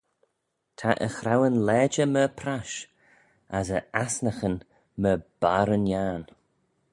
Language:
Manx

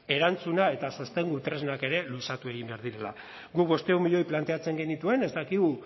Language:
Basque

